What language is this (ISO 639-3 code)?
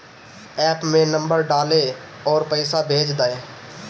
bho